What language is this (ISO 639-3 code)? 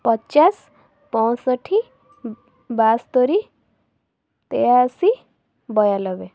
ori